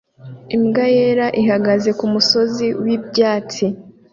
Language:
Kinyarwanda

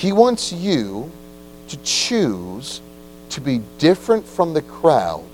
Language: English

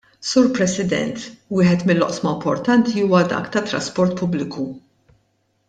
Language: Maltese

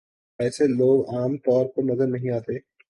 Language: Urdu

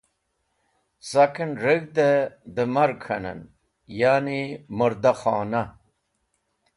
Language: Wakhi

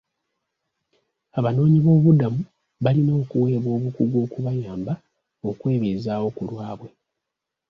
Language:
Ganda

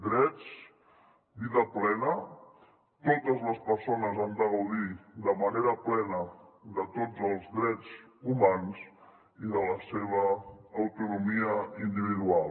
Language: Catalan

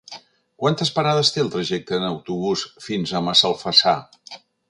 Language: Catalan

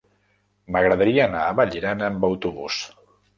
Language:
Catalan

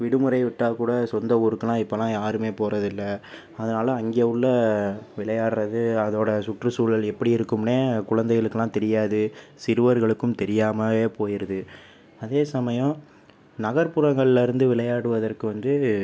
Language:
Tamil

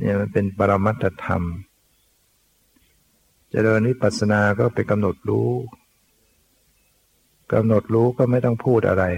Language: Thai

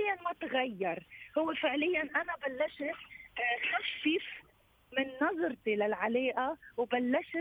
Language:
Arabic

